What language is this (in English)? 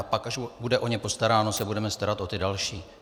Czech